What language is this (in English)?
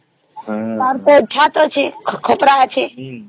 Odia